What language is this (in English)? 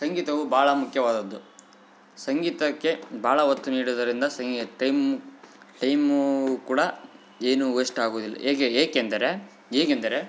Kannada